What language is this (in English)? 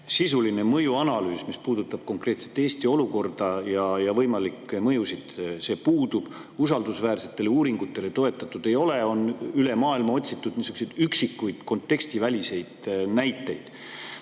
Estonian